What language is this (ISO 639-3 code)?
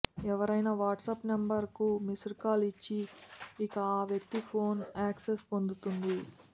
tel